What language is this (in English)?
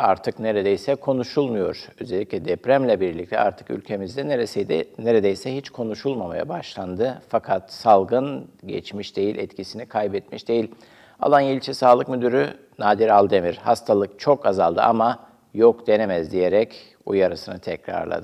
Turkish